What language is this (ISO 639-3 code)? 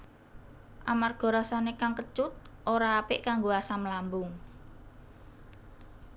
jav